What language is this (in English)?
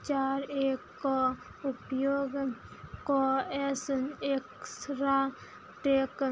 Maithili